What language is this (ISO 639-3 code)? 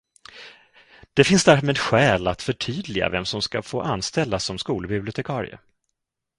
swe